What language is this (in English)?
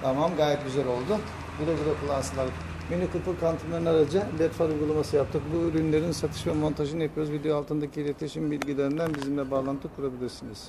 Turkish